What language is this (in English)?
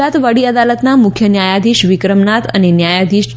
Gujarati